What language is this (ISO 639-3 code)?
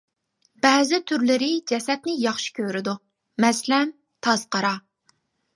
uig